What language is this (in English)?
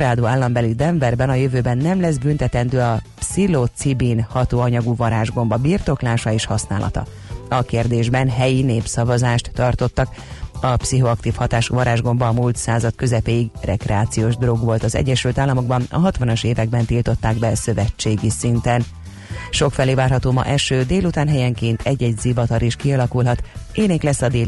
Hungarian